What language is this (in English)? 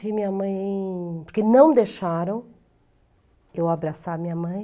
Portuguese